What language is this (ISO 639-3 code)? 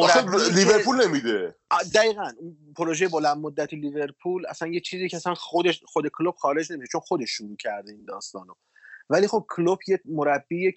fas